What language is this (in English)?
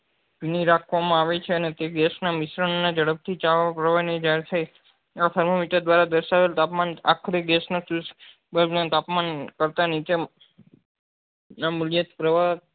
Gujarati